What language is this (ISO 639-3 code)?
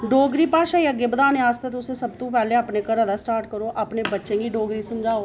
doi